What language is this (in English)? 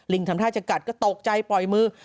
Thai